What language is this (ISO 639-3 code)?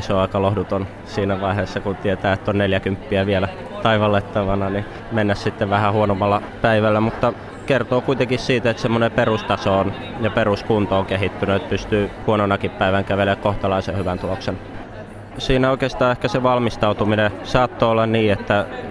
fin